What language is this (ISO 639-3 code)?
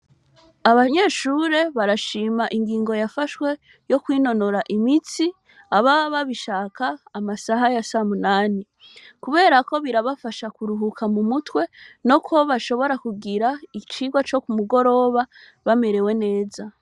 run